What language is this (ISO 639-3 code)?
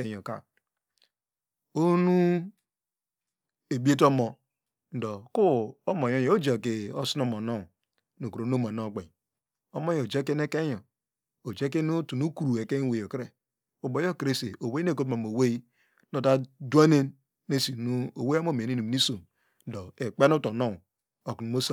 deg